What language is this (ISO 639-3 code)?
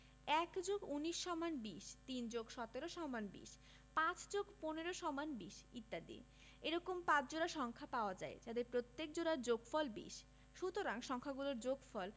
ben